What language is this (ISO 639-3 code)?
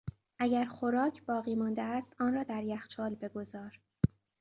fas